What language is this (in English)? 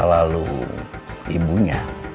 Indonesian